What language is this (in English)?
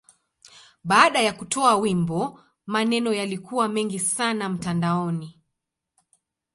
Swahili